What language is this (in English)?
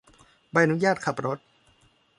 Thai